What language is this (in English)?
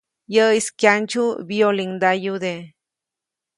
Copainalá Zoque